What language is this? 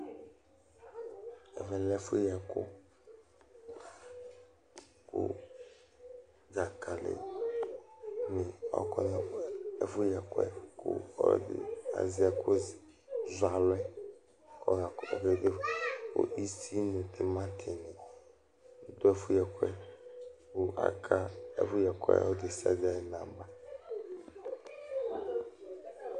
Ikposo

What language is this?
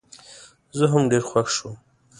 Pashto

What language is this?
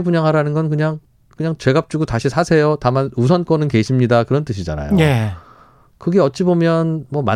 Korean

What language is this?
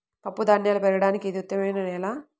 Telugu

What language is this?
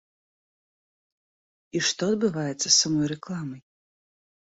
Belarusian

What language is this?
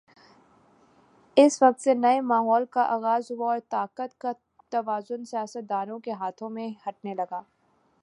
Urdu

